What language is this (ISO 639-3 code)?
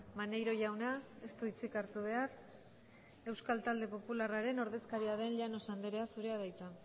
eus